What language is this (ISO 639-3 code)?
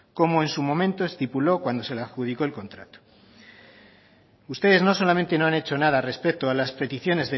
spa